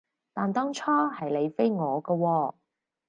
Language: Cantonese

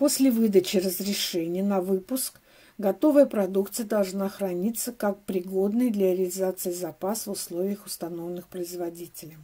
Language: Russian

